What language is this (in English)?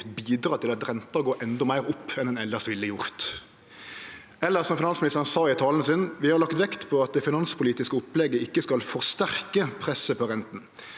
Norwegian